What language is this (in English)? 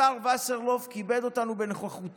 Hebrew